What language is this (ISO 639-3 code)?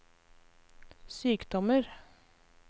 nor